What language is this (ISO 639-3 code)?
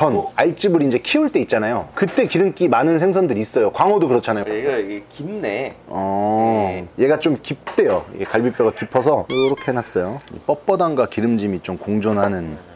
kor